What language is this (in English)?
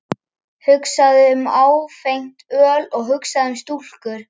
Icelandic